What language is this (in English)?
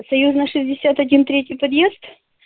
Russian